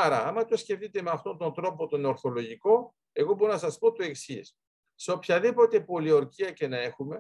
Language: Greek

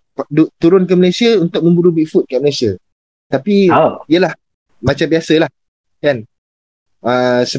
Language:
Malay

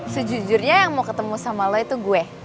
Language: Indonesian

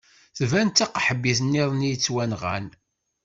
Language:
Kabyle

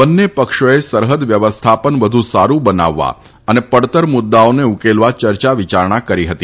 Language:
Gujarati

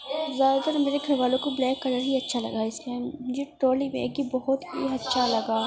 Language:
Urdu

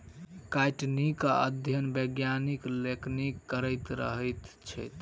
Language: Maithili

